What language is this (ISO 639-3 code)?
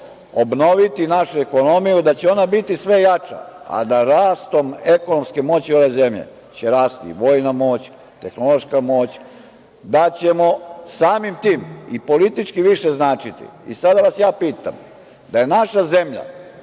srp